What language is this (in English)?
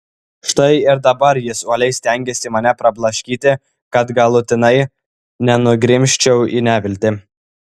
Lithuanian